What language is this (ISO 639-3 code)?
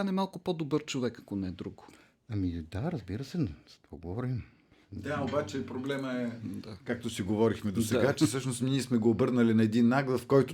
bul